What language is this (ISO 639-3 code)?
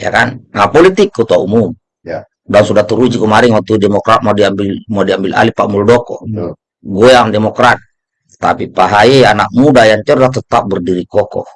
ind